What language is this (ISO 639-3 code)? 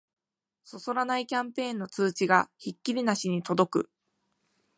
jpn